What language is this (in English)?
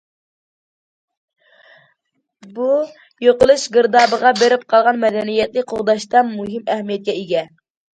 Uyghur